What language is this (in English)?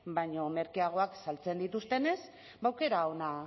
Basque